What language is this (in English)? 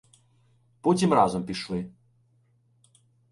Ukrainian